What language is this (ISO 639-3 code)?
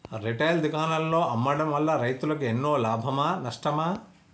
tel